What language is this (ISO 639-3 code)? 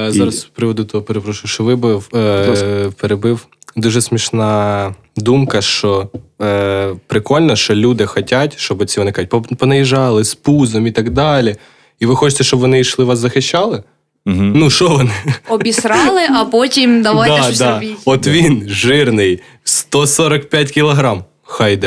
ukr